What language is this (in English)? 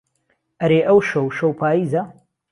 Central Kurdish